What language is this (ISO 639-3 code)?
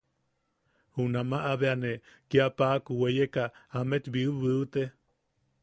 yaq